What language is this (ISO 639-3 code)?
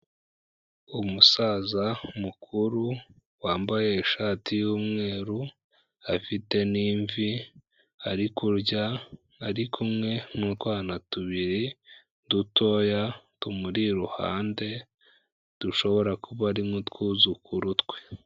kin